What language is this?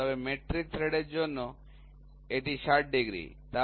Bangla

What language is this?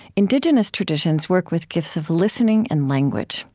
English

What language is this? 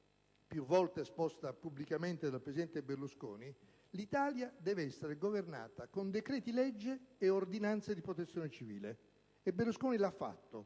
Italian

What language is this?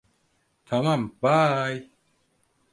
Turkish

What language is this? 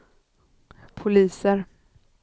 Swedish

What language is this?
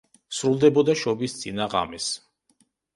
Georgian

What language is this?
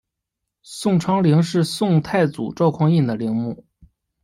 Chinese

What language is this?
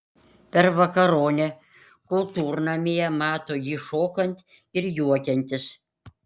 Lithuanian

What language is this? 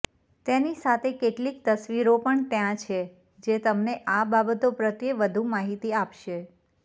Gujarati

